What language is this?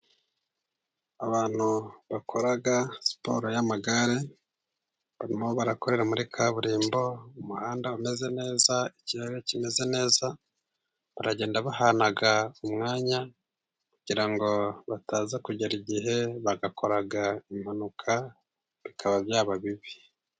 Kinyarwanda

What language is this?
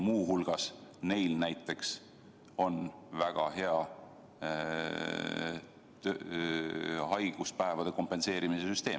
Estonian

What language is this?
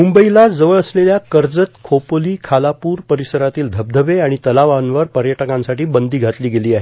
Marathi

